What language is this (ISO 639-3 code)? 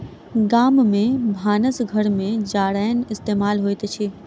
mai